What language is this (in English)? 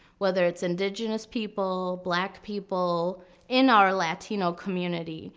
English